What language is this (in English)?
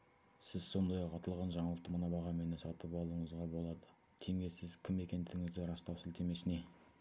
Kazakh